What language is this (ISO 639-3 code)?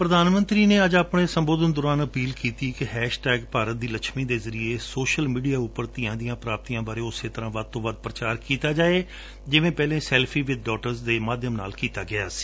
pan